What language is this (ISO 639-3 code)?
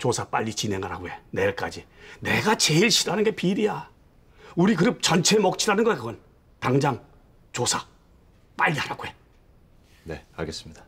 kor